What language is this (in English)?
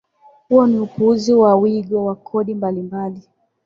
Swahili